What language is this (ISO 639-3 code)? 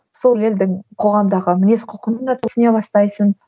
kaz